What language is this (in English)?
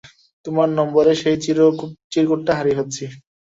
Bangla